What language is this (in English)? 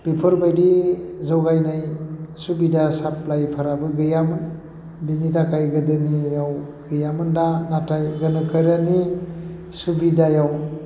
Bodo